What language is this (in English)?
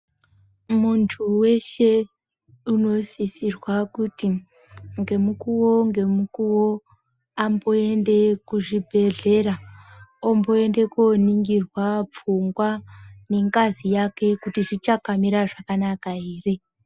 Ndau